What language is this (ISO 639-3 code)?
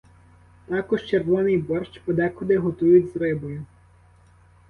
ukr